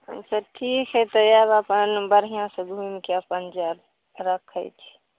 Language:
Maithili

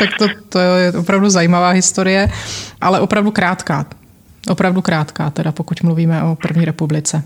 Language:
Czech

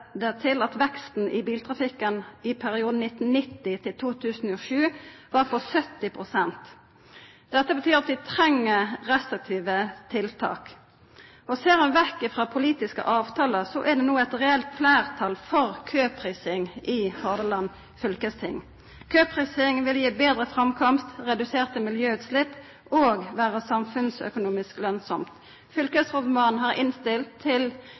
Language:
Norwegian Nynorsk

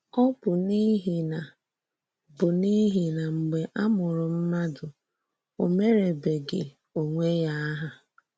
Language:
Igbo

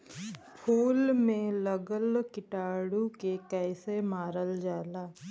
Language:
Bhojpuri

